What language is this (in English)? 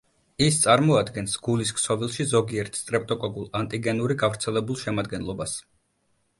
Georgian